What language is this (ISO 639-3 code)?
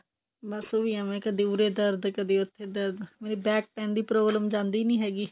pan